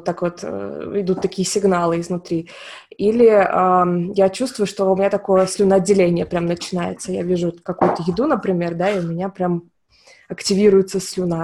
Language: Russian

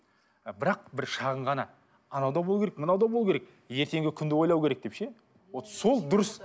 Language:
Kazakh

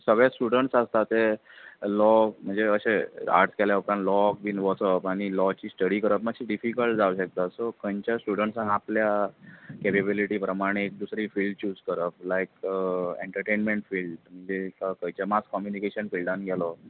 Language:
Konkani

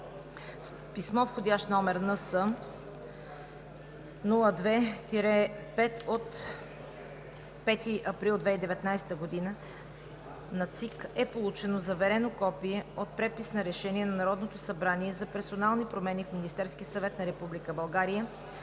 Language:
Bulgarian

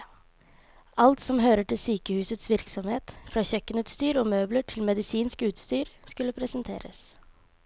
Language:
Norwegian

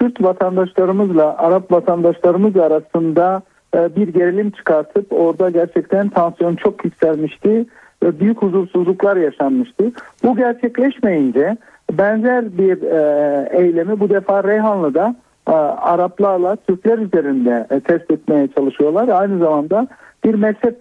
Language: Turkish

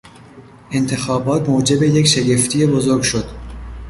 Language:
Persian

